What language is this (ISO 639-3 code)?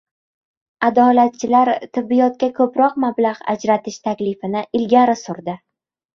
uzb